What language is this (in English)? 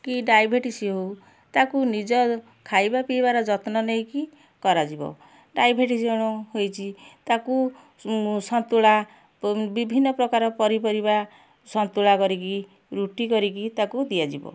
Odia